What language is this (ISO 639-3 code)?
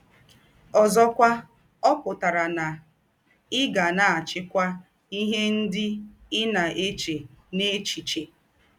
ibo